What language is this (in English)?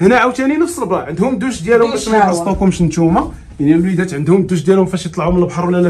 Arabic